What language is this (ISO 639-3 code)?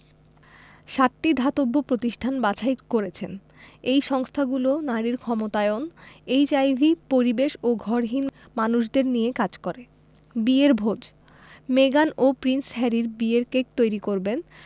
ben